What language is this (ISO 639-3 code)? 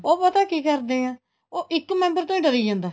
pan